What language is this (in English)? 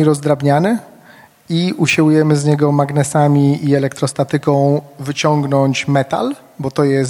Polish